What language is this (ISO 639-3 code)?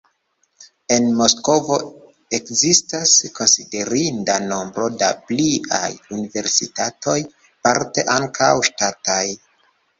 epo